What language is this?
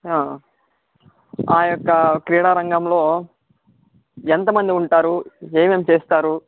Telugu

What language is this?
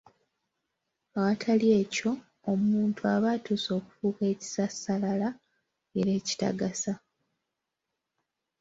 Ganda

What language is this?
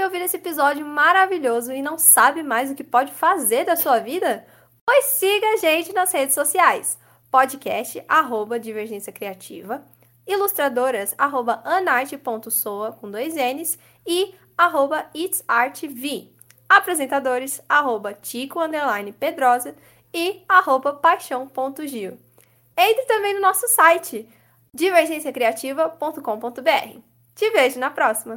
Portuguese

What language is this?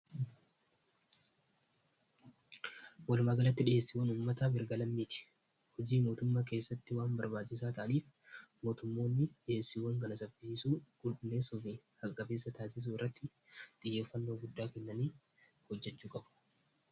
Oromo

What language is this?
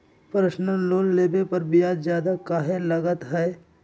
Magahi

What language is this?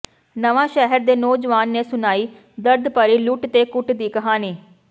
Punjabi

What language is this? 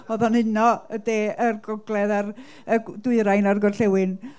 Welsh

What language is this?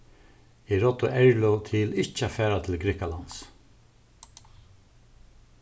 Faroese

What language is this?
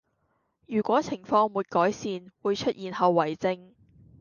Cantonese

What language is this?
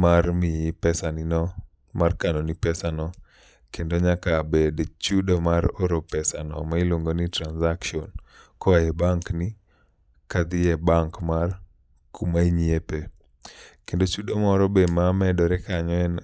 Luo (Kenya and Tanzania)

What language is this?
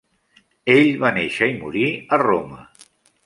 Catalan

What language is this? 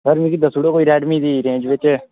Dogri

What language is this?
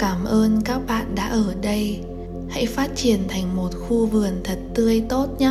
Vietnamese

